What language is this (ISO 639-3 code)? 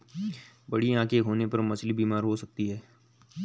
hin